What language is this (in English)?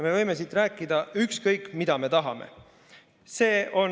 Estonian